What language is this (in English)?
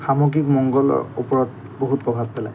Assamese